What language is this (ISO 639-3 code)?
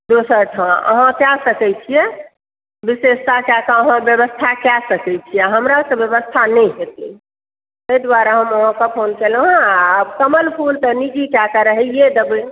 mai